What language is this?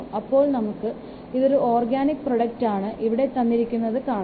Malayalam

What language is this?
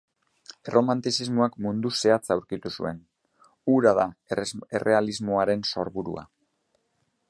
Basque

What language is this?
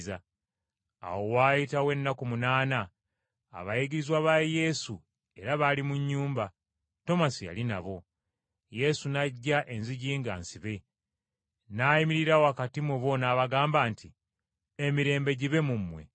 Ganda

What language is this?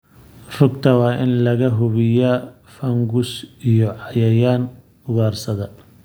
Somali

